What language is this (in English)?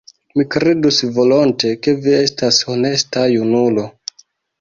Esperanto